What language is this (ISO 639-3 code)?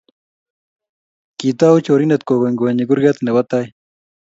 kln